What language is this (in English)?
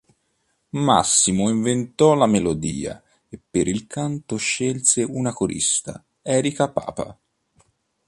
Italian